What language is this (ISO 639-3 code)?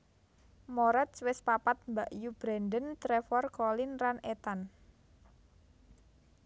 jav